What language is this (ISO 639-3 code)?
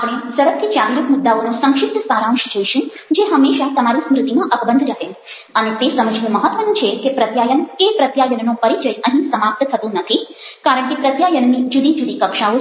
guj